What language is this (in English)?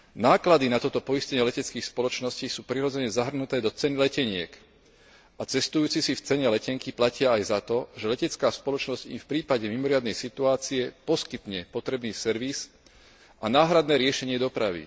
Slovak